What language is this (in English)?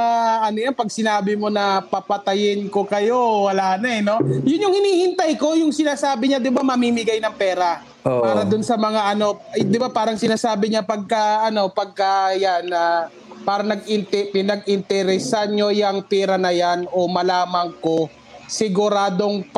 Filipino